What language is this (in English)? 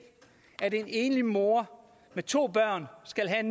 Danish